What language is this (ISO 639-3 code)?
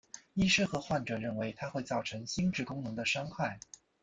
zho